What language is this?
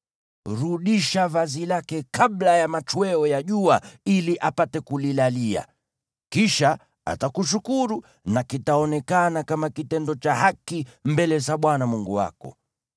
Swahili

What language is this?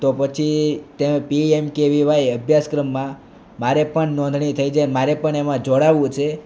Gujarati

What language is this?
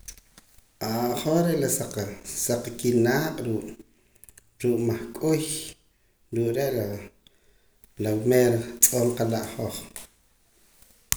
Poqomam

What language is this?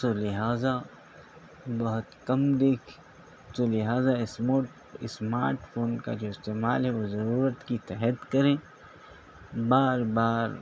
Urdu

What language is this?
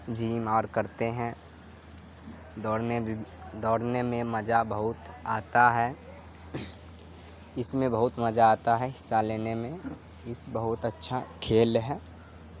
Urdu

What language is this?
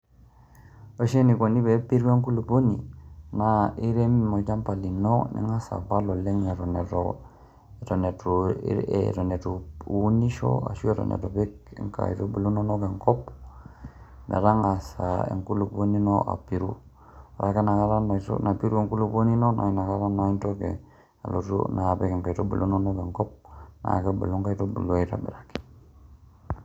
Masai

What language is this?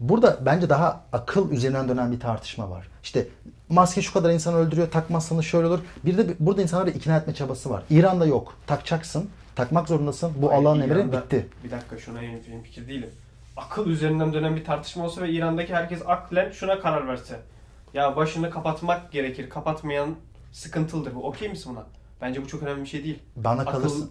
Turkish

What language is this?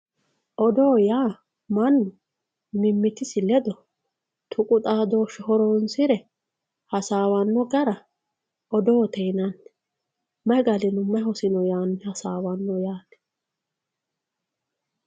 Sidamo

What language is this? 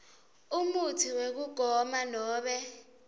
Swati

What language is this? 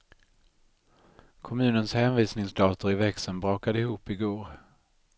Swedish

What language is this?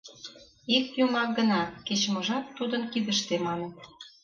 Mari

